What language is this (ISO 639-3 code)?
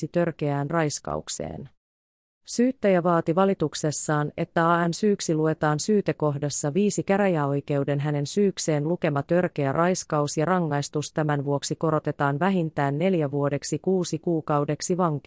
fin